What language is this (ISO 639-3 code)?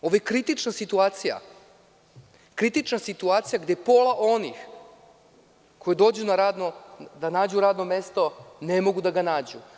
srp